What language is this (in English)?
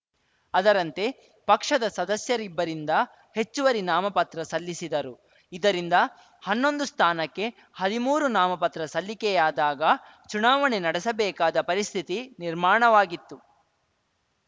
Kannada